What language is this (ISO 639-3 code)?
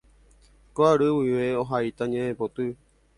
grn